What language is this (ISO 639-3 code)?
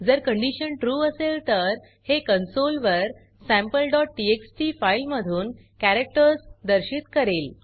mar